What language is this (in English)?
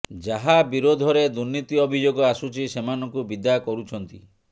Odia